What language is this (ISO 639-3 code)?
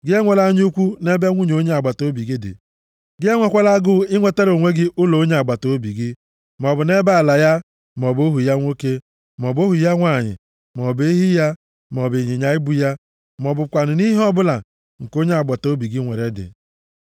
ibo